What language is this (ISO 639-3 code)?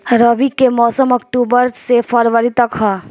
bho